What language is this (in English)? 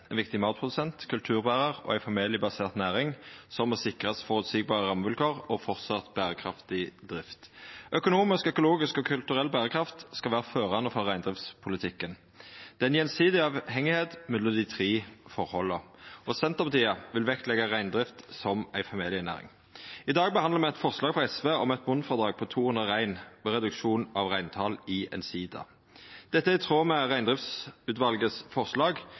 Norwegian Nynorsk